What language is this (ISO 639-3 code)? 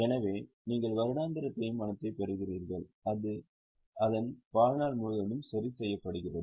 tam